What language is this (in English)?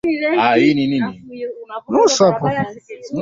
Swahili